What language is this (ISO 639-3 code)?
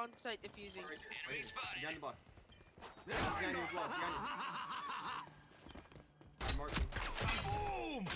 eng